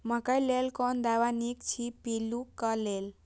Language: Maithili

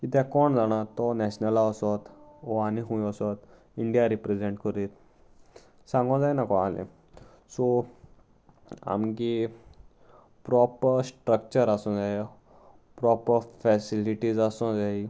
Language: Konkani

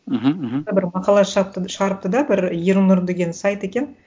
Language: Kazakh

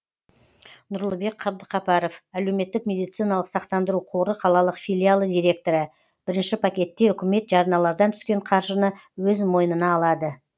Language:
Kazakh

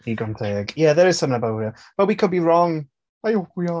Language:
Welsh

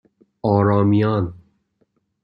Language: Persian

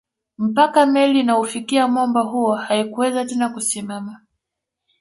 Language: Swahili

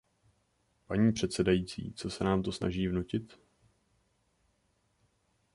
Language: Czech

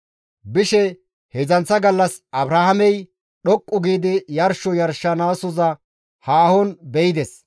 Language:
Gamo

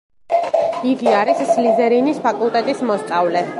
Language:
Georgian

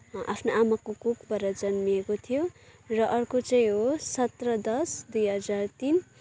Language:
Nepali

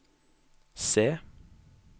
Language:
Norwegian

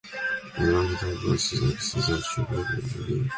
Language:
English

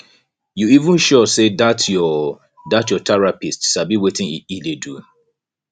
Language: Nigerian Pidgin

